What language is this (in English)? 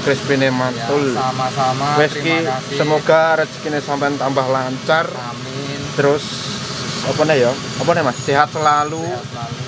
Indonesian